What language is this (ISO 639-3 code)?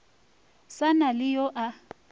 nso